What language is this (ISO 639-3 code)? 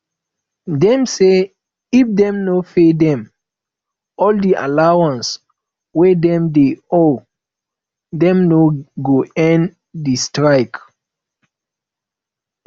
pcm